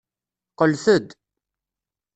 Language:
Kabyle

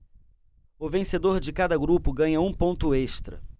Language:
Portuguese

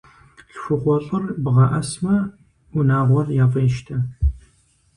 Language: Kabardian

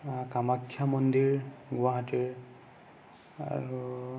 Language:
Assamese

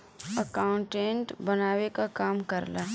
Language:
Bhojpuri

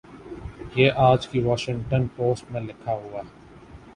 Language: Urdu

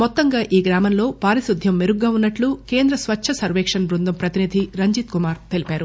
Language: Telugu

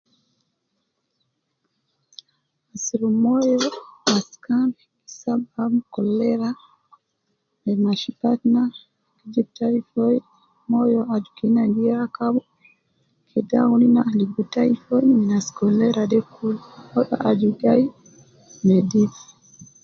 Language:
Nubi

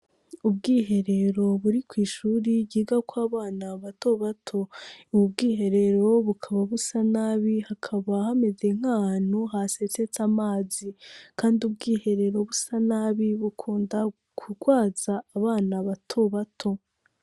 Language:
Rundi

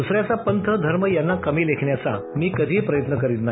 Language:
Marathi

